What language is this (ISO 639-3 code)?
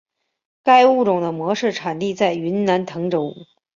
zho